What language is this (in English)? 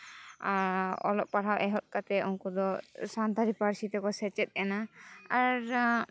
Santali